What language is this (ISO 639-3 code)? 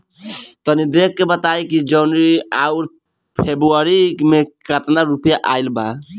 bho